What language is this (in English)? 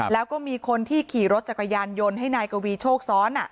Thai